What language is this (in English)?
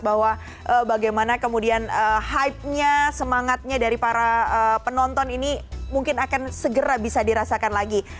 Indonesian